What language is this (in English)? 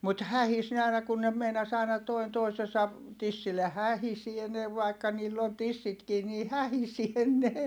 Finnish